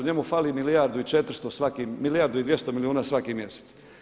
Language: Croatian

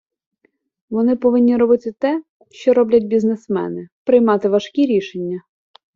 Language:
Ukrainian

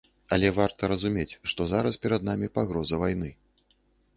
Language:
Belarusian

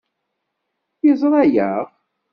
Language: Kabyle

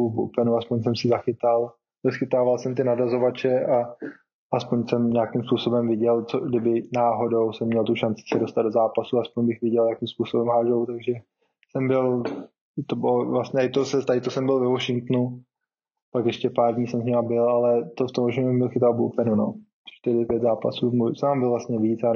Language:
Czech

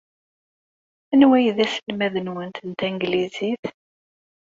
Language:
Kabyle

